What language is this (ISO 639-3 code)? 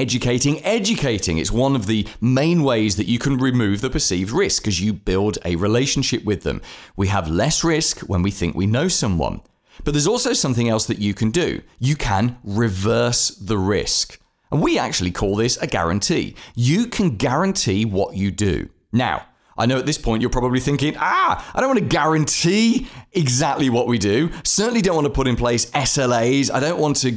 eng